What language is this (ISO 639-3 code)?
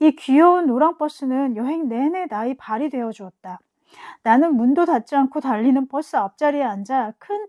kor